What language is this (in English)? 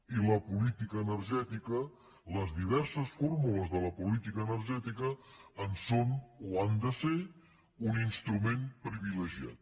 Catalan